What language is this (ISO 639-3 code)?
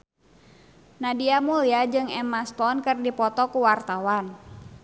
sun